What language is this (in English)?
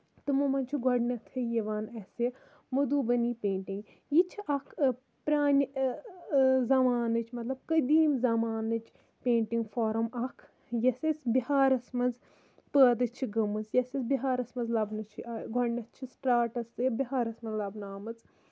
Kashmiri